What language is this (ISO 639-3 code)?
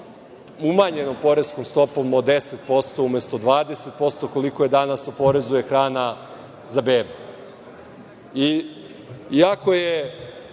srp